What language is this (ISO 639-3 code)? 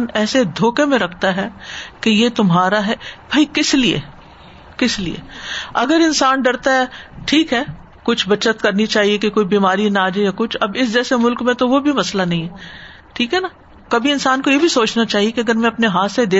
urd